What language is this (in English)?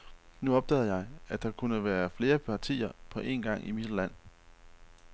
Danish